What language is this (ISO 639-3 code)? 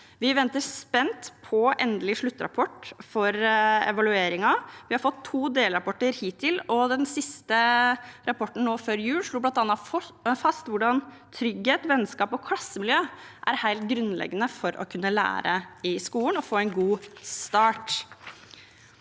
nor